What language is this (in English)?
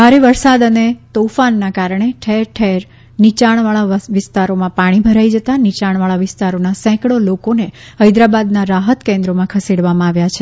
Gujarati